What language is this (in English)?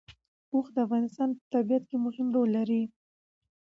Pashto